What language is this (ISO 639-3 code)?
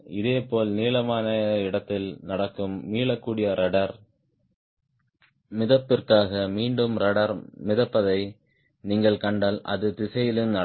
tam